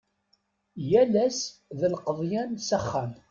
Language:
Kabyle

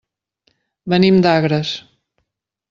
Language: Catalan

